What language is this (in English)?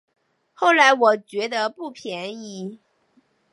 Chinese